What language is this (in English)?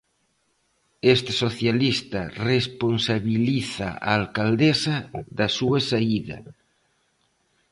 Galician